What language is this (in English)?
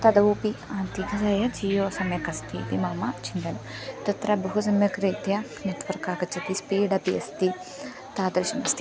Sanskrit